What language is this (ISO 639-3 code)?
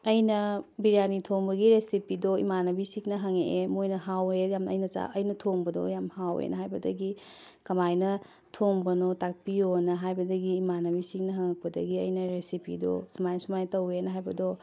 mni